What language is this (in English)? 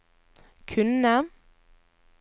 Norwegian